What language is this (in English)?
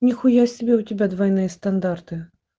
Russian